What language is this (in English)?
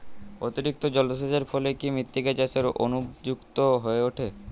Bangla